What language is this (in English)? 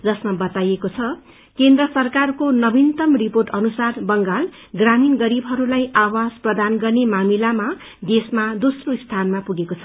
Nepali